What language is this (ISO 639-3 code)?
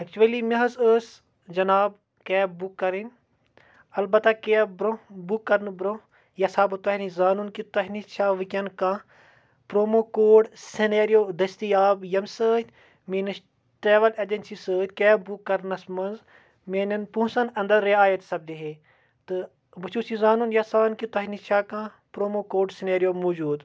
kas